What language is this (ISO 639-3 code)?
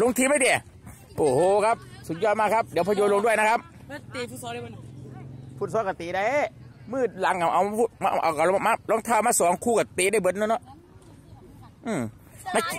tha